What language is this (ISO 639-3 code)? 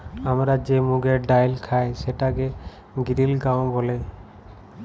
ben